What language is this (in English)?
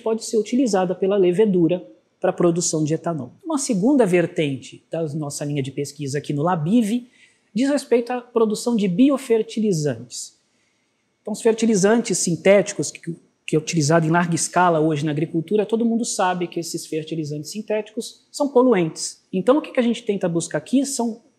Portuguese